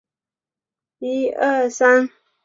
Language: Chinese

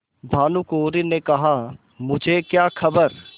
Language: Hindi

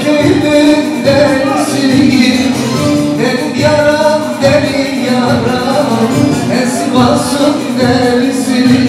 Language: Arabic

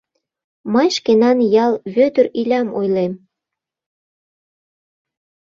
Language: Mari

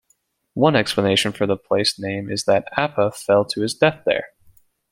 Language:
English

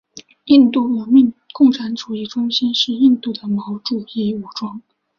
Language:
Chinese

